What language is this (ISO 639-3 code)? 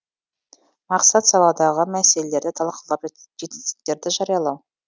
kaz